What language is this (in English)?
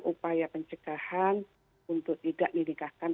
Indonesian